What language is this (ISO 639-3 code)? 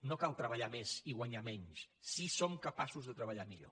cat